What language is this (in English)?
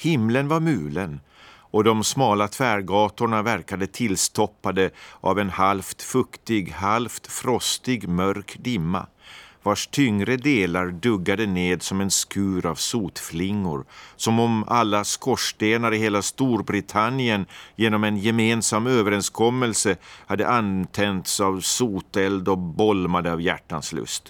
Swedish